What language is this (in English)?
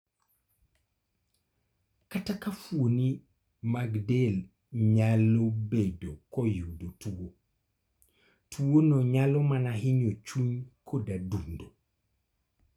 Luo (Kenya and Tanzania)